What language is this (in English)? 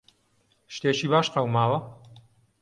Central Kurdish